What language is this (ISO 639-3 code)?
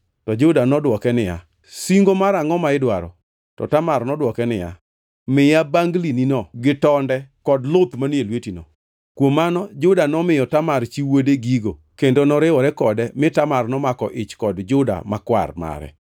luo